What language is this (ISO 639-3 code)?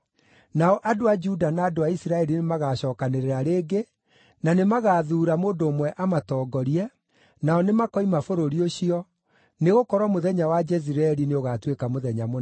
kik